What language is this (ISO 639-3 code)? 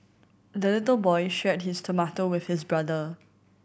eng